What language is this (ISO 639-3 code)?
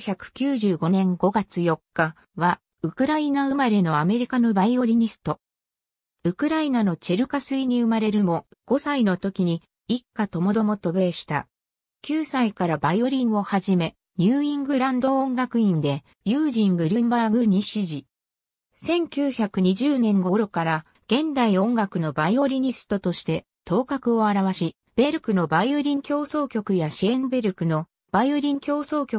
jpn